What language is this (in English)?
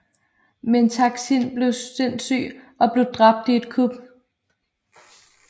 Danish